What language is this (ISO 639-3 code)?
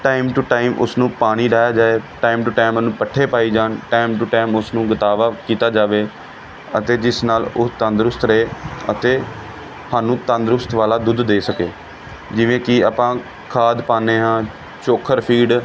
pan